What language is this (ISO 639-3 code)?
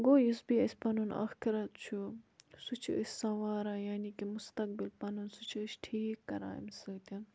kas